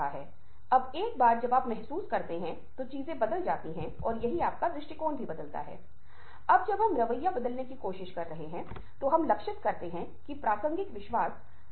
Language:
Hindi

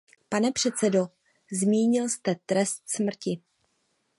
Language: Czech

